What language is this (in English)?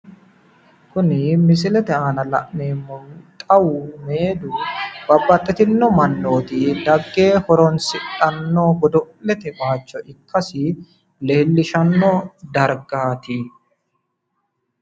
Sidamo